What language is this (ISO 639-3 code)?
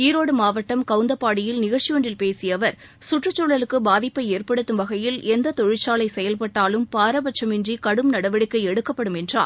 tam